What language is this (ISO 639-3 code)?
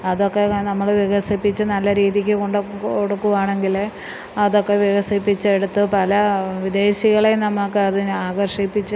mal